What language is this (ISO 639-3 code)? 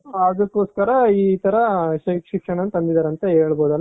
kan